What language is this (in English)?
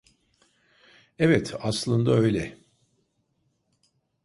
Turkish